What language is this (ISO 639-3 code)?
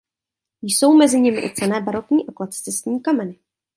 ces